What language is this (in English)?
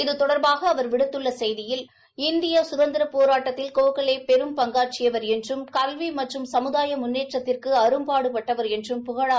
Tamil